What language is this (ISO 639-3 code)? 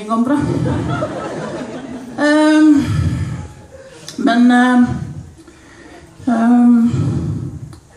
nor